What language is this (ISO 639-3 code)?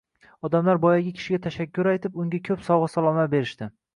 uzb